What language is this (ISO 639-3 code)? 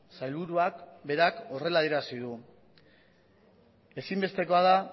eus